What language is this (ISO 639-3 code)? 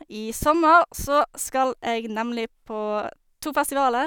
nor